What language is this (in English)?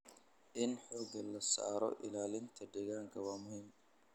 Somali